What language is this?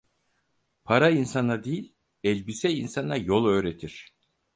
Turkish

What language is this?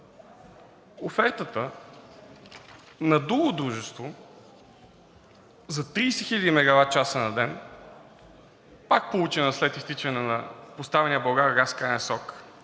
Bulgarian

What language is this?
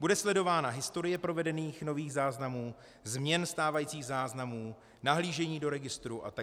Czech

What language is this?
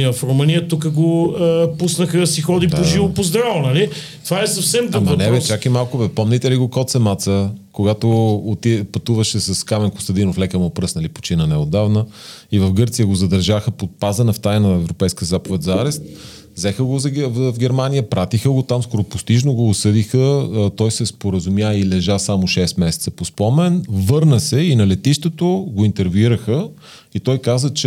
Bulgarian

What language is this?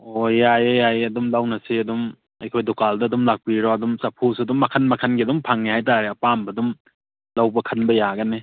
Manipuri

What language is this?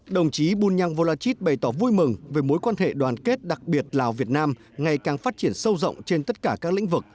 Vietnamese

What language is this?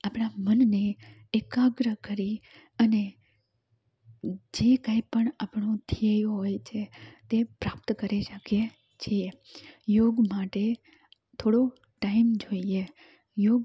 Gujarati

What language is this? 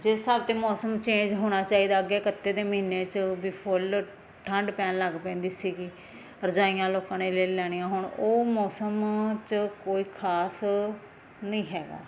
Punjabi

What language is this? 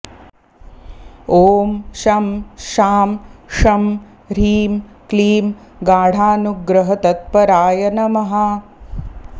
Sanskrit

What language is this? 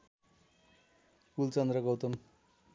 Nepali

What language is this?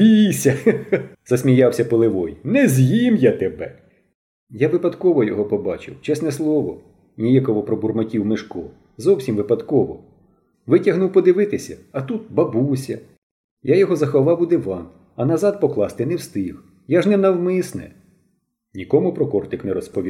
Ukrainian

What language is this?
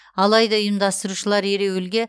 Kazakh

